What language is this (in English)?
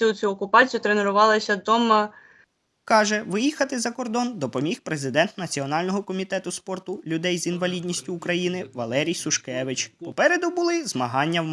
Ukrainian